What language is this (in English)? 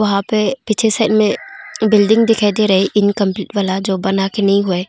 Hindi